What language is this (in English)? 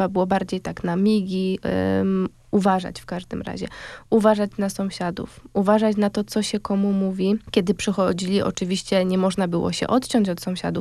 Polish